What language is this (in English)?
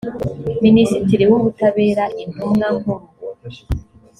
Kinyarwanda